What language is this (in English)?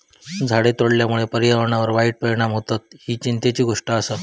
Marathi